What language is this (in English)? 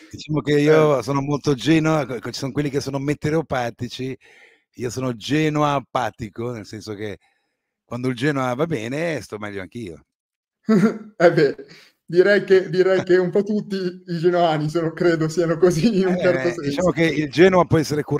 Italian